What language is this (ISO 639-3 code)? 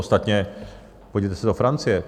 ces